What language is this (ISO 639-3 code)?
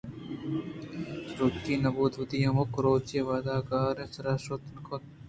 bgp